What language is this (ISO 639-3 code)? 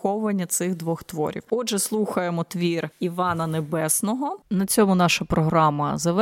ukr